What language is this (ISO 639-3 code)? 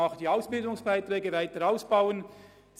gsw